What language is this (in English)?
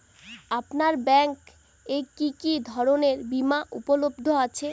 Bangla